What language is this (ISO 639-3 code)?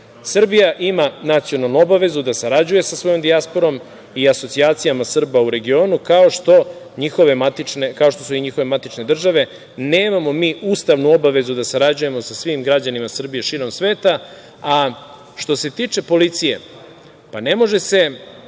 srp